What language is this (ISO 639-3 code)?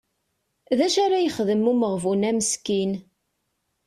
kab